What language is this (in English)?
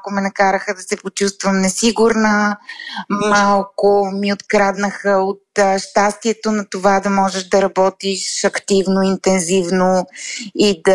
Bulgarian